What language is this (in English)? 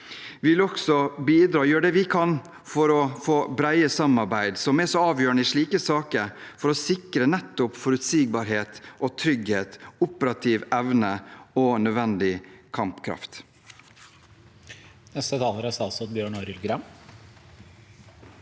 Norwegian